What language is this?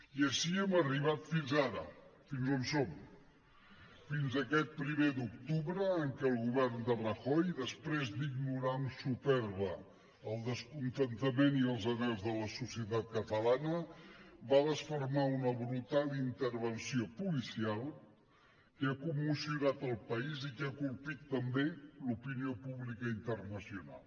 Catalan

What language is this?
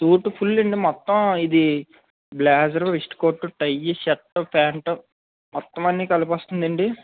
Telugu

